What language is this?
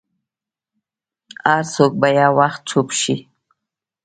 Pashto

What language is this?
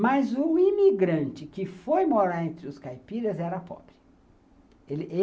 Portuguese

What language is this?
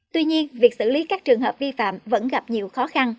Vietnamese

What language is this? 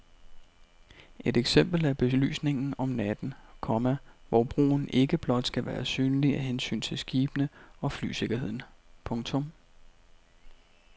Danish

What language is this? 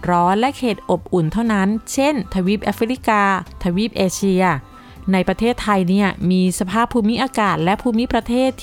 Thai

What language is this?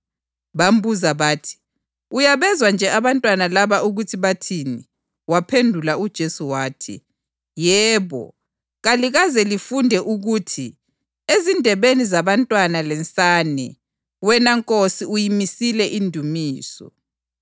North Ndebele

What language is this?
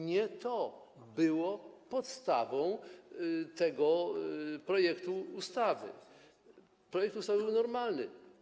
Polish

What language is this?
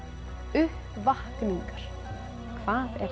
Icelandic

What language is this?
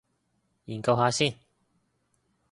Cantonese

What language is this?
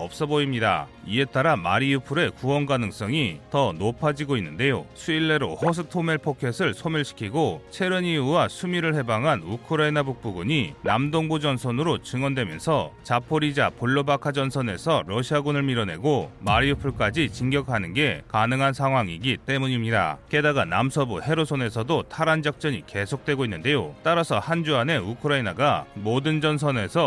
Korean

